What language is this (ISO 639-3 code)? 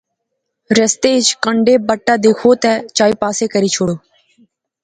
phr